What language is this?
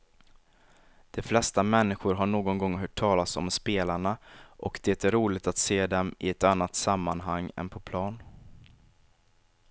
Swedish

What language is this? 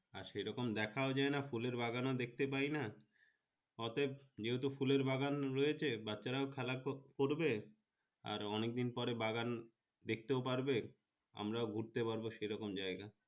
Bangla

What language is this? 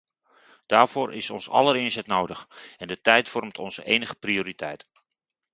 Dutch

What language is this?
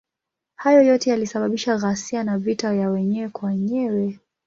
Swahili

